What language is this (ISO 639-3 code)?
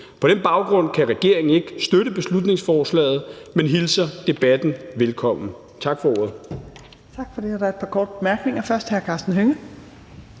dan